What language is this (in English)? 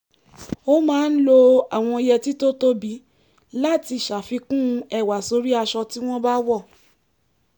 Yoruba